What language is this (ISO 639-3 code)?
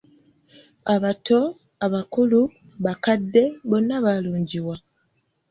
lug